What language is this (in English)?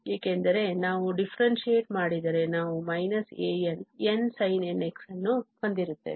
Kannada